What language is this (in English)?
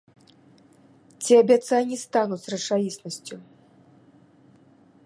Belarusian